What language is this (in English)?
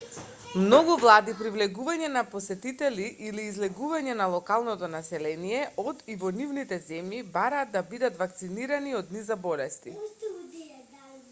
Macedonian